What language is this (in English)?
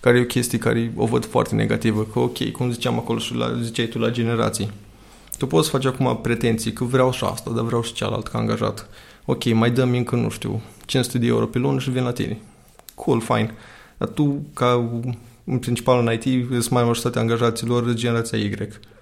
Romanian